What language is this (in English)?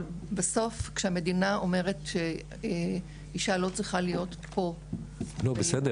Hebrew